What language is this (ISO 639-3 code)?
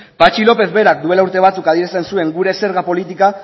eus